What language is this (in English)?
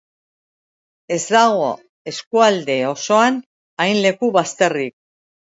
Basque